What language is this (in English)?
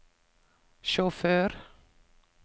Norwegian